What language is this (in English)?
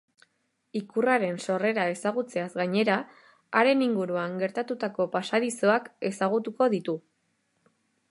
Basque